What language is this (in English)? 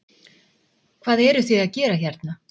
Icelandic